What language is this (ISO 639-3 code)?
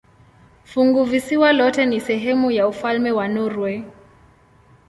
swa